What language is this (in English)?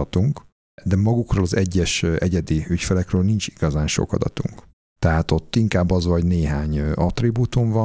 Hungarian